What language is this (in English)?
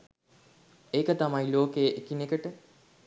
Sinhala